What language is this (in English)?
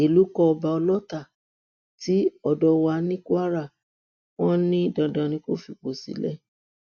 Yoruba